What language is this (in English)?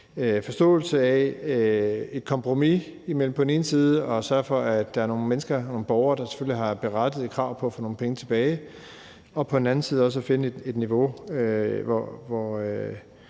Danish